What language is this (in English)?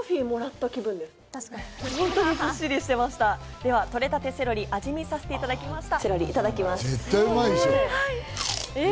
Japanese